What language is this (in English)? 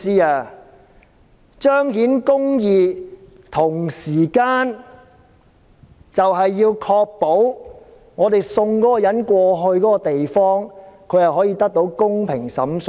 Cantonese